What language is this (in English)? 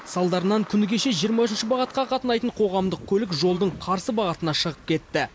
Kazakh